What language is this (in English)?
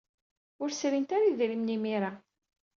Kabyle